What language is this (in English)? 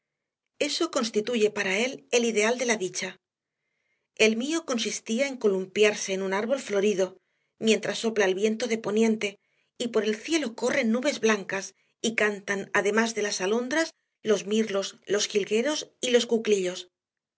Spanish